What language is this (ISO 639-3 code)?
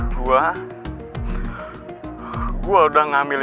ind